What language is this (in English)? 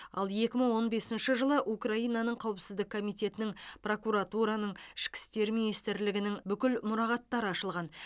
Kazakh